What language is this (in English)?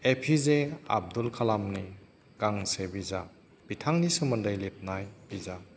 Bodo